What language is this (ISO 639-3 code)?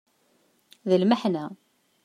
kab